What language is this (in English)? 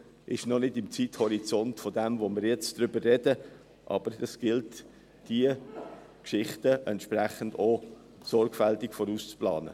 Swiss German